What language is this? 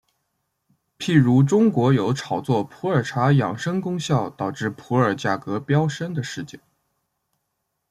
Chinese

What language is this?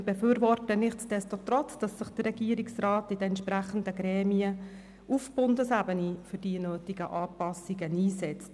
Swiss German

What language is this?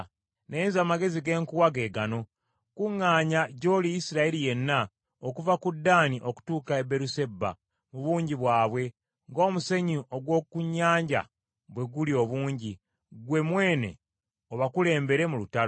Ganda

